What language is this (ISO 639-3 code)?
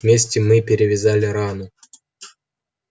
rus